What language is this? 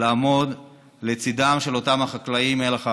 Hebrew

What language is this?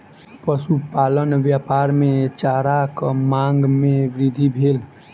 Maithili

